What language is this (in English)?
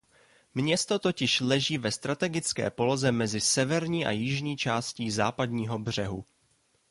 Czech